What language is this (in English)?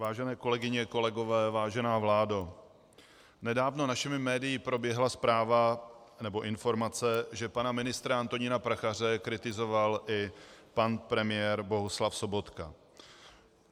Czech